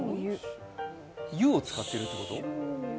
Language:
Japanese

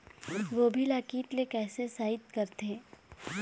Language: Chhattisgarhi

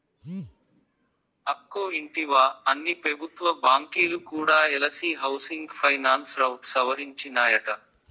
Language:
Telugu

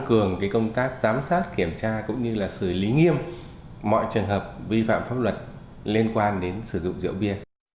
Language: Vietnamese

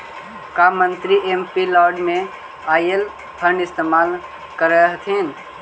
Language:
Magahi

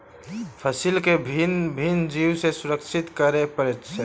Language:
Maithili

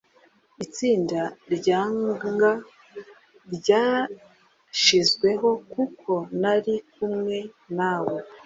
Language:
Kinyarwanda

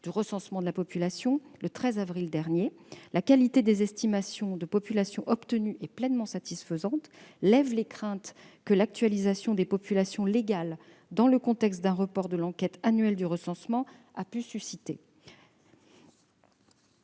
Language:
French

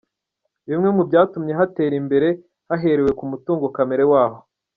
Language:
Kinyarwanda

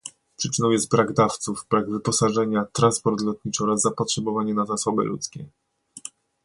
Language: Polish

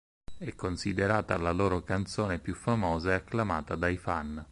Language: Italian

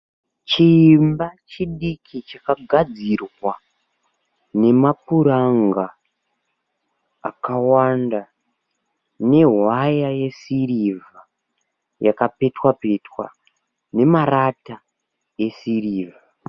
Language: Shona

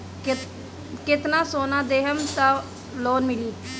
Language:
Bhojpuri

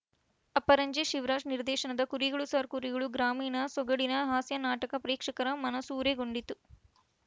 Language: Kannada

